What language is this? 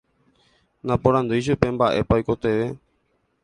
Guarani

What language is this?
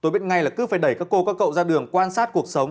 Vietnamese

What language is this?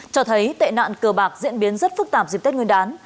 Vietnamese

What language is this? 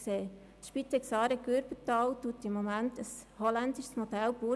Swiss German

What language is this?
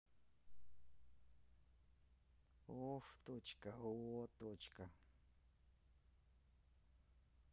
Russian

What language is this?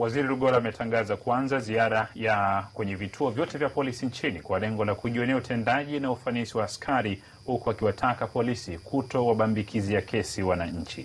Swahili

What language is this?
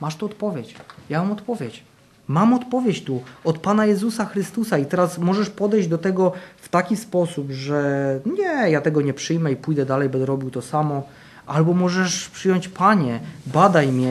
Polish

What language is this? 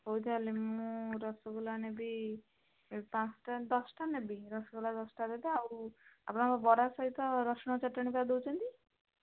Odia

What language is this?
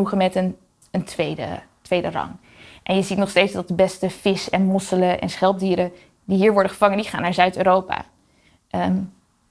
Dutch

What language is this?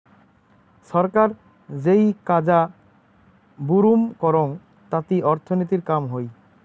Bangla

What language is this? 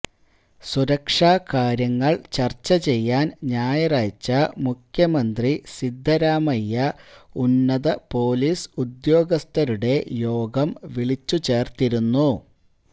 Malayalam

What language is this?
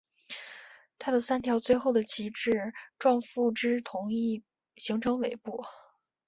Chinese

